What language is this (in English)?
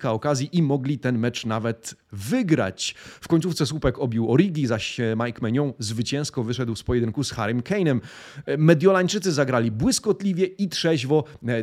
Polish